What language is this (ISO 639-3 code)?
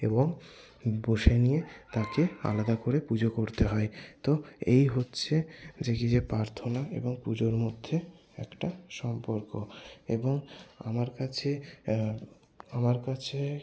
ben